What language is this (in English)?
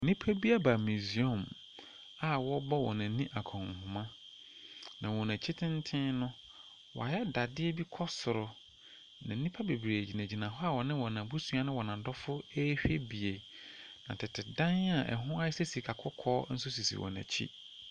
Akan